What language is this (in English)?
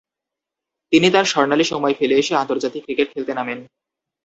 Bangla